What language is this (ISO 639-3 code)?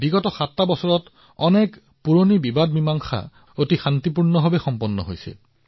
asm